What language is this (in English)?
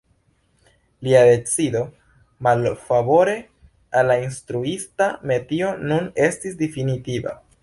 Esperanto